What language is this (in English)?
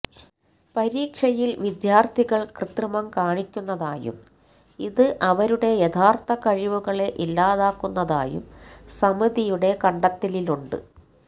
Malayalam